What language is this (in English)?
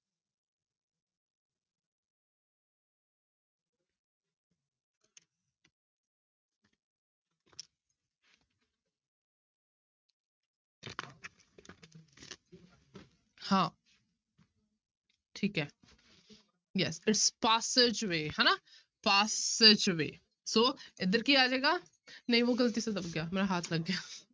Punjabi